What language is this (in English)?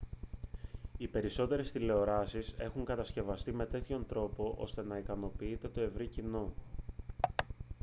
Greek